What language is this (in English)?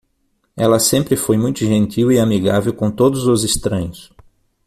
Portuguese